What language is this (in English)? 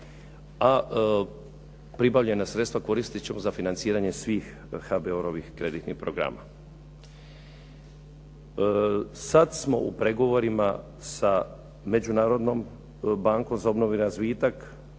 Croatian